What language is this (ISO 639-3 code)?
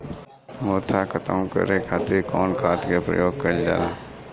bho